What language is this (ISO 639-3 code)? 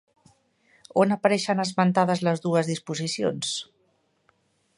cat